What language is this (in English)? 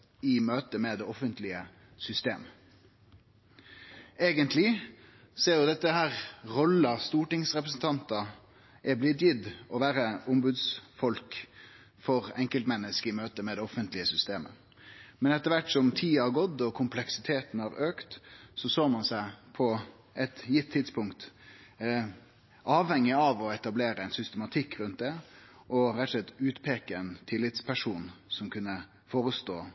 Norwegian Nynorsk